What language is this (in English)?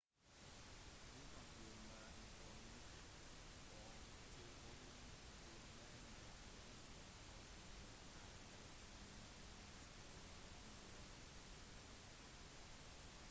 Norwegian Bokmål